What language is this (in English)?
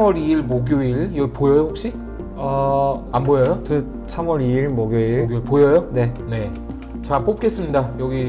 Korean